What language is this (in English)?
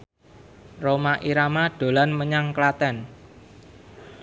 Javanese